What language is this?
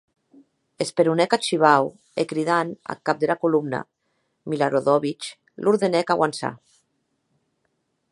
Occitan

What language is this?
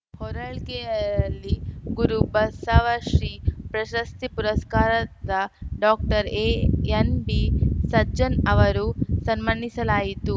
Kannada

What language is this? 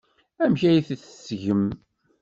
Kabyle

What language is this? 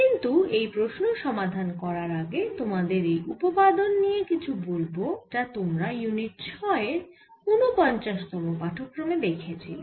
Bangla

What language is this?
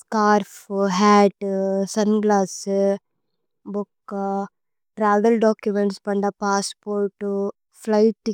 Tulu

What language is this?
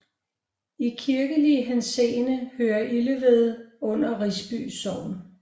Danish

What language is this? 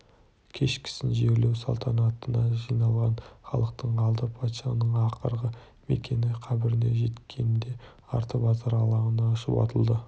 Kazakh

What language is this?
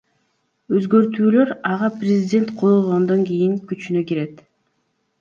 Kyrgyz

